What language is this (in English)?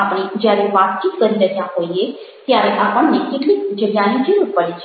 Gujarati